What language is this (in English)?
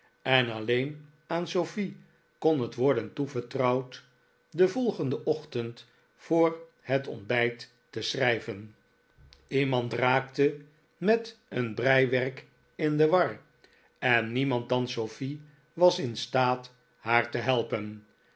Dutch